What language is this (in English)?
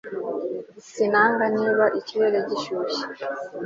Kinyarwanda